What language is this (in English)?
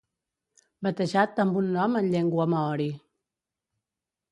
Catalan